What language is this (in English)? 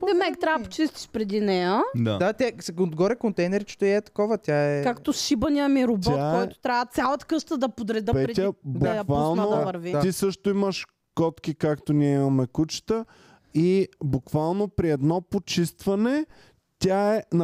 Bulgarian